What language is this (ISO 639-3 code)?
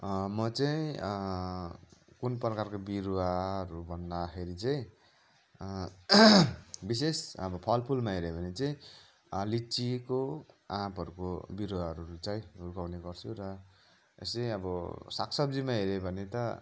nep